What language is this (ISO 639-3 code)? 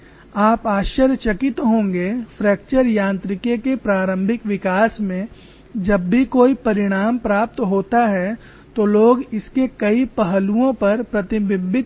hin